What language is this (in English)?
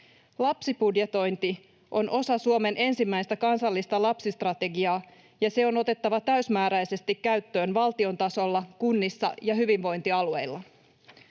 Finnish